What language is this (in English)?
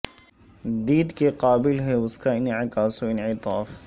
Urdu